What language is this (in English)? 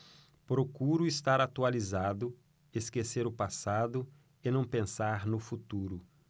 Portuguese